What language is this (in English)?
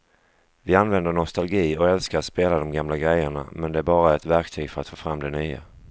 Swedish